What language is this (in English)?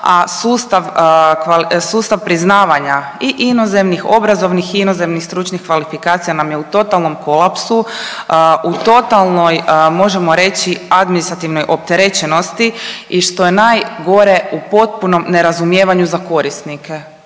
Croatian